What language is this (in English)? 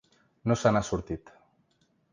Catalan